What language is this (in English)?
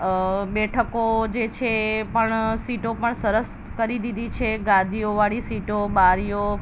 Gujarati